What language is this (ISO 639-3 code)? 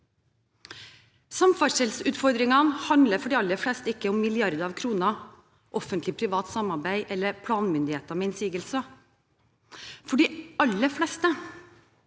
nor